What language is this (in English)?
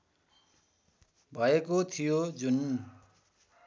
Nepali